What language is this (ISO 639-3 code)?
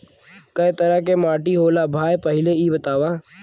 bho